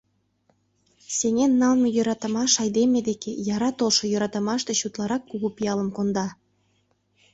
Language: Mari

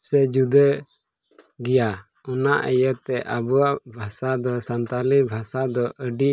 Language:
Santali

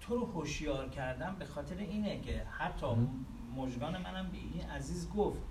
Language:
Persian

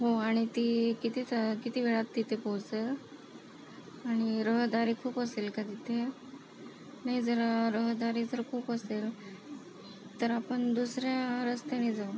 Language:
Marathi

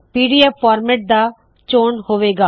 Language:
Punjabi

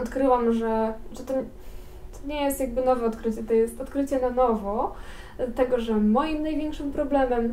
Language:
Polish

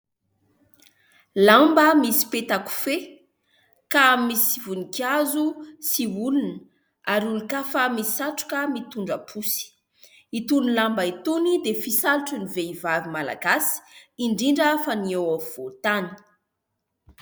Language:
Malagasy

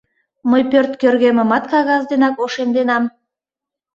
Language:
Mari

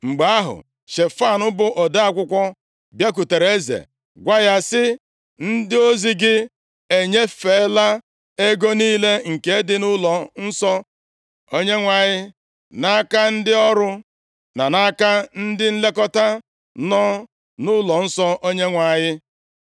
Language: Igbo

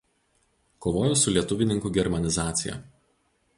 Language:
Lithuanian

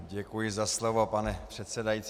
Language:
Czech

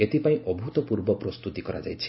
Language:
Odia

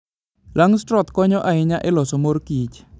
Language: Luo (Kenya and Tanzania)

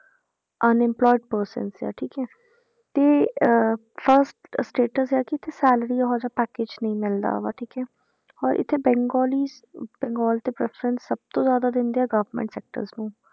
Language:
Punjabi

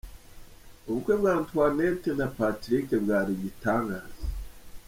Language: Kinyarwanda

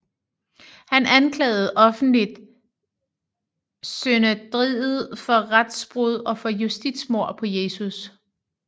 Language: Danish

